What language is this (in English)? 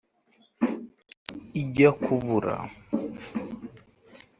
Kinyarwanda